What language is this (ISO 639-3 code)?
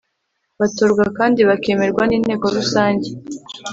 kin